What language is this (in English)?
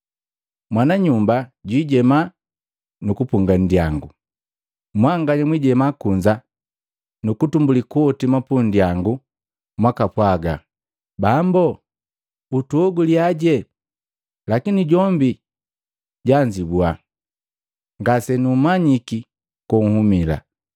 Matengo